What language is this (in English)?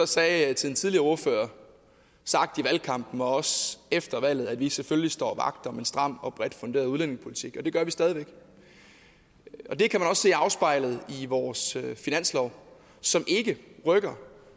Danish